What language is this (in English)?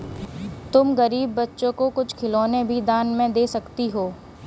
Hindi